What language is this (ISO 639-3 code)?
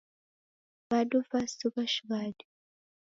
dav